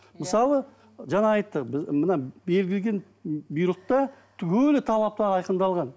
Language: Kazakh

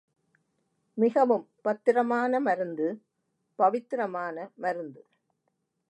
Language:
Tamil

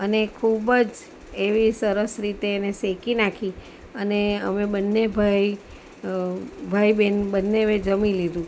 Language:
Gujarati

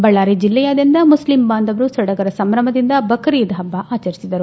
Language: Kannada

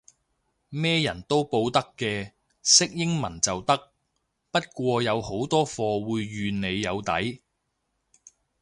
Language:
Cantonese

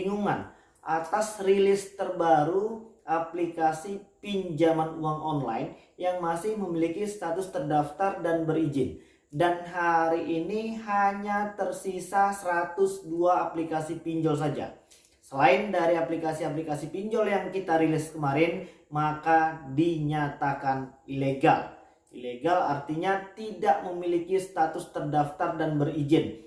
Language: Indonesian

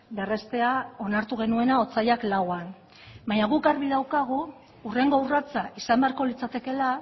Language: Basque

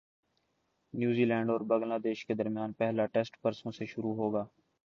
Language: Urdu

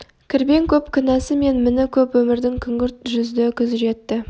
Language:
Kazakh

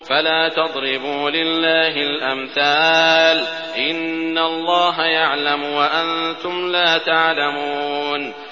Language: Arabic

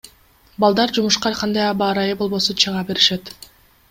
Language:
Kyrgyz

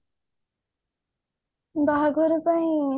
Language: Odia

